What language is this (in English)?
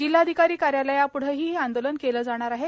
Marathi